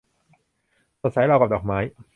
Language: Thai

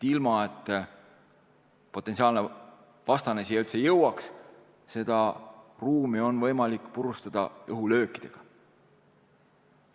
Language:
Estonian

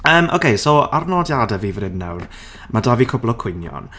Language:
Welsh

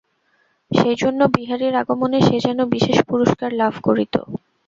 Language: Bangla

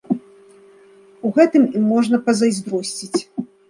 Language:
Belarusian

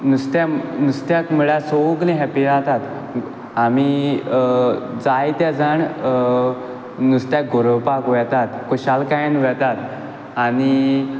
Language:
Konkani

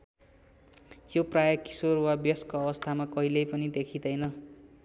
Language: Nepali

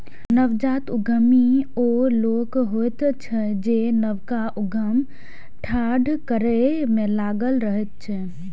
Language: Maithili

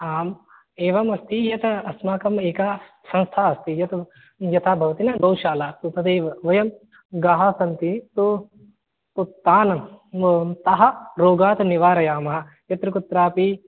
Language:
Sanskrit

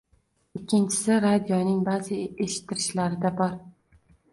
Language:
Uzbek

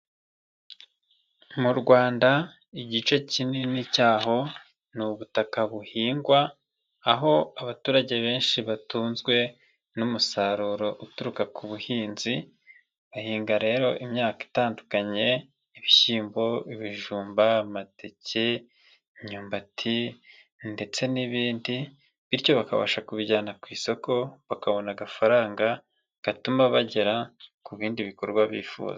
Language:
Kinyarwanda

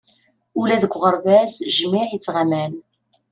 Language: Kabyle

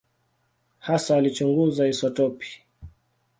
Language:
Swahili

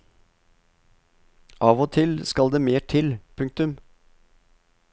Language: Norwegian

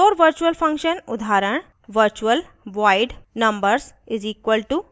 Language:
Hindi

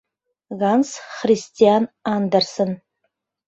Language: Mari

